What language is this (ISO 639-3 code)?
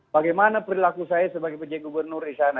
ind